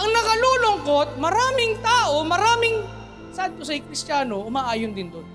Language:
Filipino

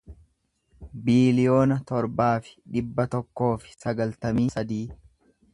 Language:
Oromo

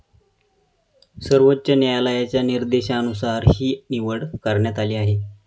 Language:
Marathi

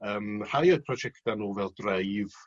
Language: Welsh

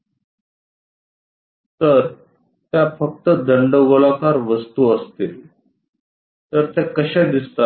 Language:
Marathi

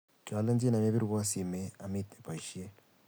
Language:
Kalenjin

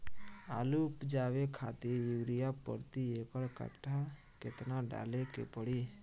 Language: Bhojpuri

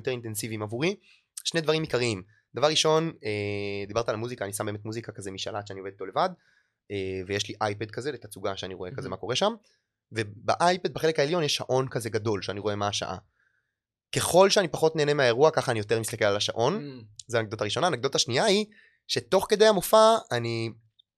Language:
Hebrew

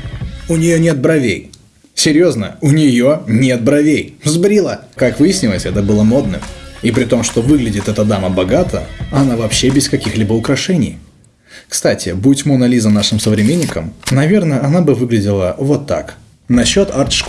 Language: Russian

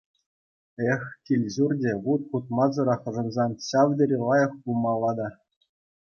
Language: Chuvash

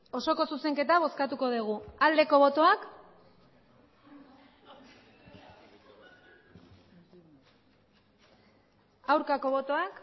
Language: Basque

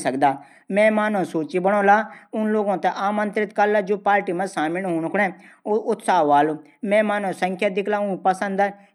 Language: Garhwali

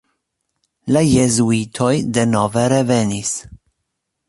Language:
Esperanto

